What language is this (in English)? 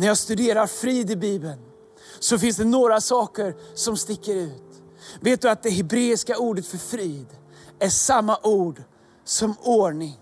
Swedish